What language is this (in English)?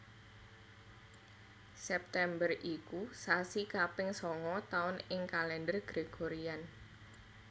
Javanese